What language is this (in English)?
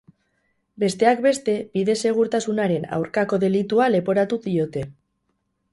Basque